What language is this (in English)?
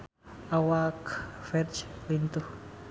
Sundanese